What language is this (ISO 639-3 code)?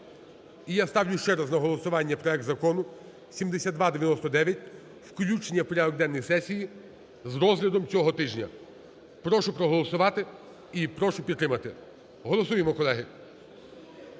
ukr